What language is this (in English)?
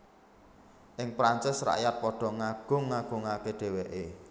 Javanese